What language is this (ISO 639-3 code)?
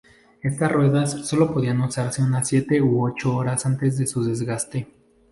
spa